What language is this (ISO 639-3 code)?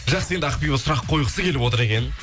kaz